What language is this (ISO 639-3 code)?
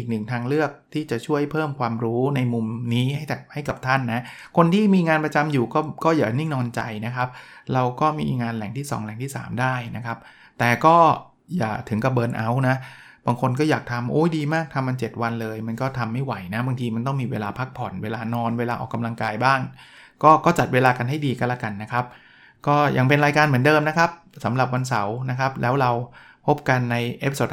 tha